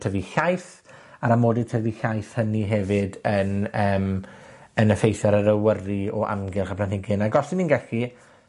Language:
Welsh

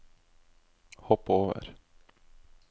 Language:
Norwegian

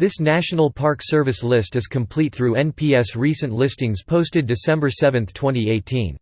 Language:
English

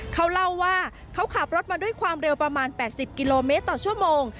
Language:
Thai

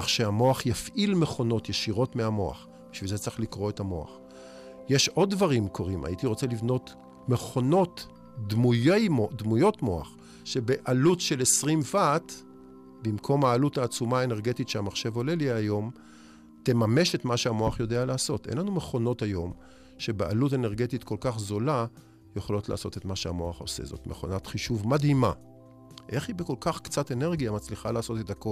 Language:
Hebrew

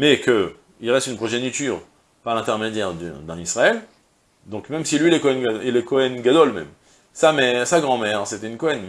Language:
French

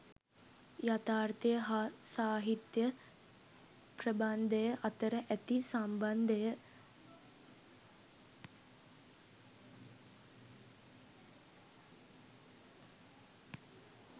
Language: Sinhala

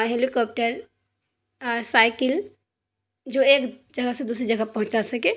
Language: Urdu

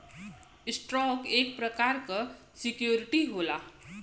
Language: Bhojpuri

